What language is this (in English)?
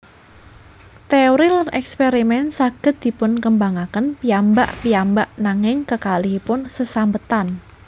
Javanese